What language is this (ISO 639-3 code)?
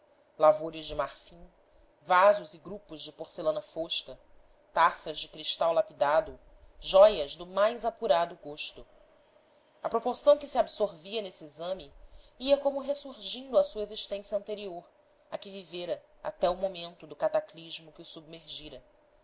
por